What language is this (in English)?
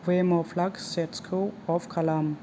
Bodo